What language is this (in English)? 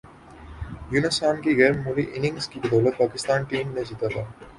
Urdu